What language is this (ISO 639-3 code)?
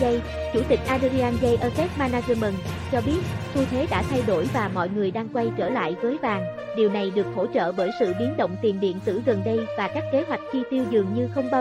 vie